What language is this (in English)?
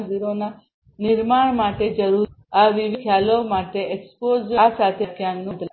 Gujarati